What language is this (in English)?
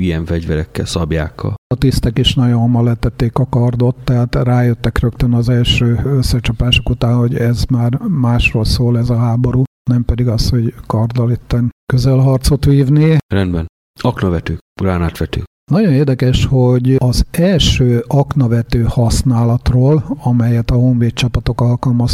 Hungarian